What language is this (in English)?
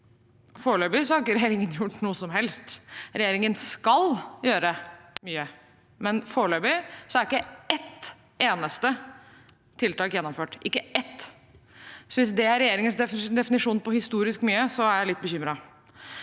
Norwegian